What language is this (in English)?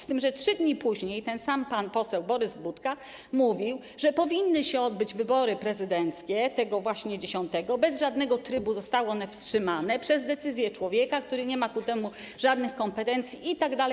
Polish